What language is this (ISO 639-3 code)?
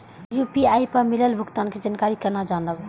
mai